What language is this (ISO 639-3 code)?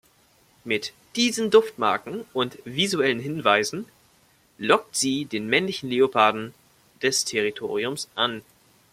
deu